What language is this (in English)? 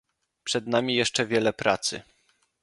Polish